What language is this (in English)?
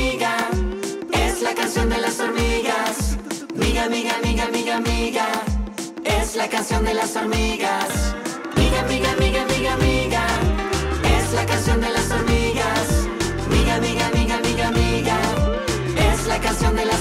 Spanish